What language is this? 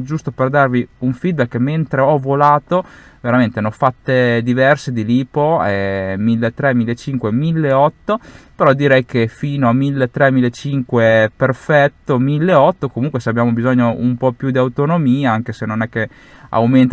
Italian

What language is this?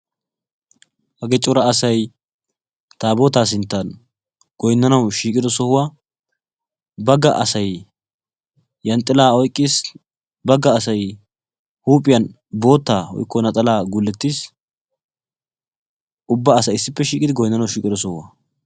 Wolaytta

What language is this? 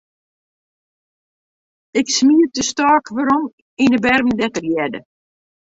Western Frisian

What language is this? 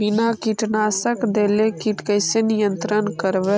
Magahi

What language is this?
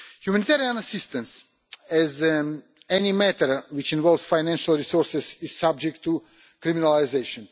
English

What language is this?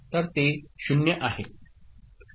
Marathi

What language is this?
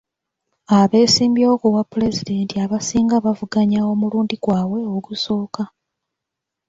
Ganda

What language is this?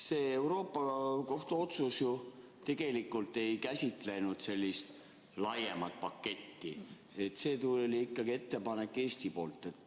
Estonian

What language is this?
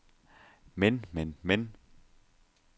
Danish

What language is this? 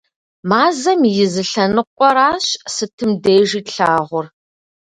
Kabardian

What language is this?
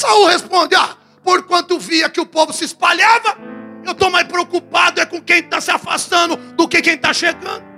Portuguese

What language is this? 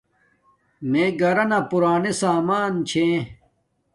Domaaki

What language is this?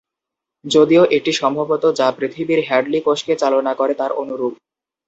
Bangla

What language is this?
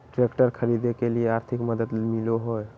Magahi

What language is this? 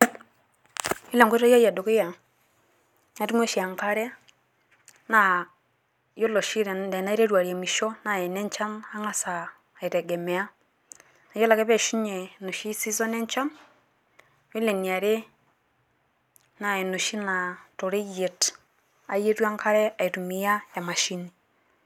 Masai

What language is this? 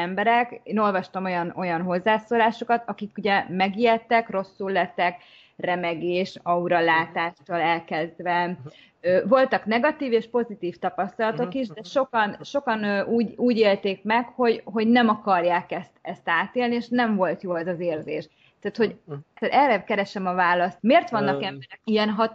Hungarian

